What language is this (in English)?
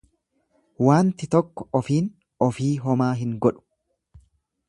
Oromo